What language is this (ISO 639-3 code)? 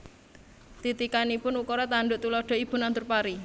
jav